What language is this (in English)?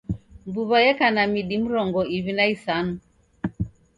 Taita